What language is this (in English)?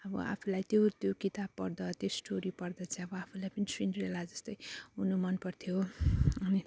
Nepali